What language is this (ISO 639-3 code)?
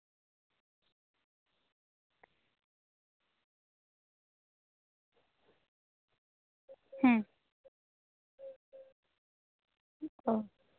sat